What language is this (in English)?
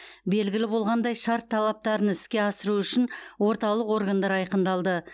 Kazakh